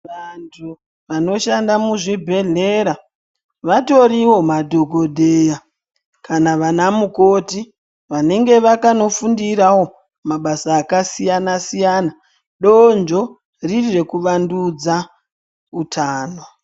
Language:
Ndau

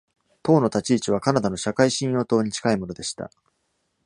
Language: Japanese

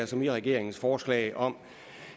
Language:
Danish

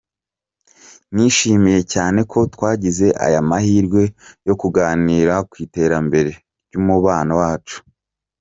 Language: Kinyarwanda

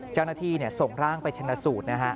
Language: Thai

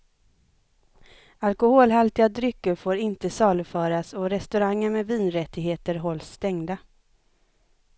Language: Swedish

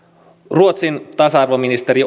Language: Finnish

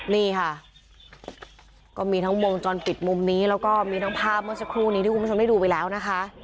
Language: Thai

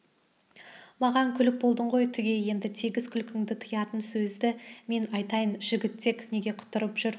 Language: Kazakh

